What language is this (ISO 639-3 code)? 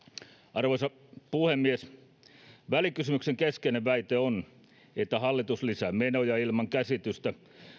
fin